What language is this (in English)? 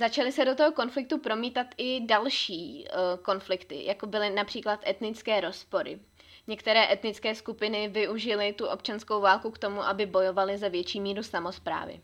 Czech